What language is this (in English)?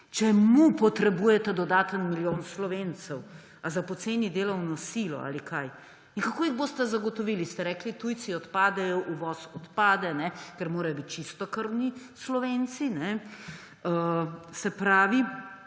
Slovenian